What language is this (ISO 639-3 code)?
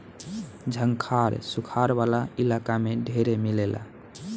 bho